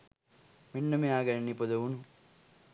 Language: Sinhala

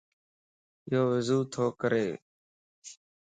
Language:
Lasi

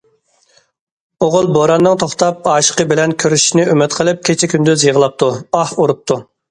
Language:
Uyghur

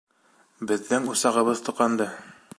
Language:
Bashkir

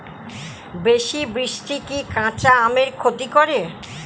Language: Bangla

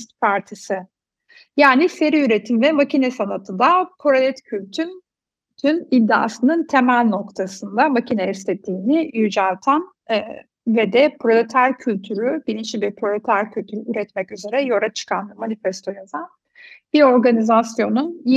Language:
Turkish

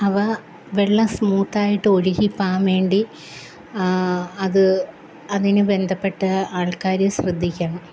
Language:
Malayalam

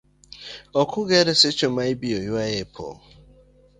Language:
Luo (Kenya and Tanzania)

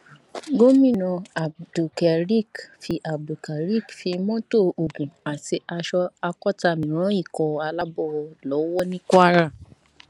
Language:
Yoruba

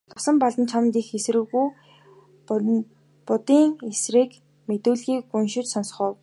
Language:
Mongolian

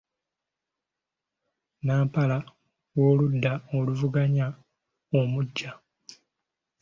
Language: Ganda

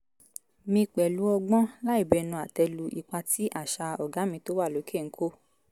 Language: Yoruba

